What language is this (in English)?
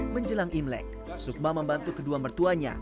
Indonesian